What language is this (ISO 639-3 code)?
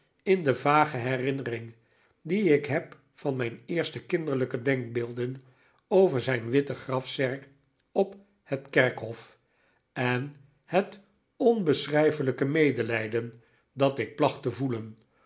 nld